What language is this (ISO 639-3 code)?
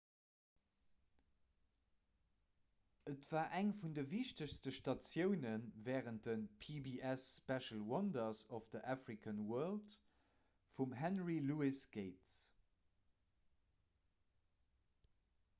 ltz